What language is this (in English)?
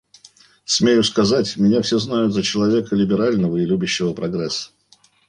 Russian